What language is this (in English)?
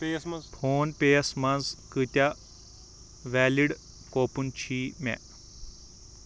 Kashmiri